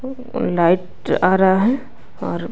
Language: Hindi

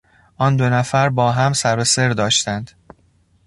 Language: Persian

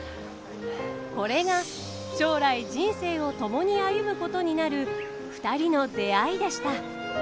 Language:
Japanese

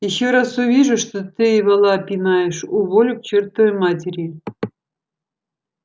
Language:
Russian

